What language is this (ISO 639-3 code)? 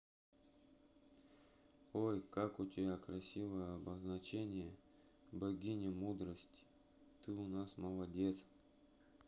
rus